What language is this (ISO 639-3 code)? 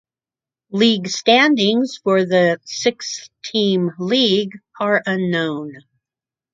eng